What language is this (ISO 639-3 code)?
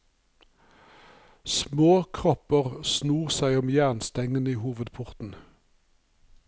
nor